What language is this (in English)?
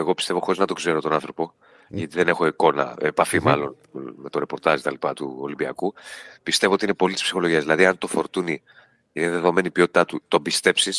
Greek